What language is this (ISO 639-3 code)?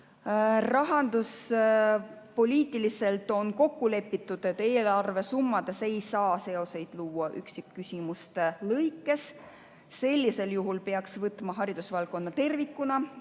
est